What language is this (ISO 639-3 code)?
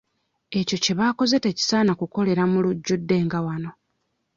lug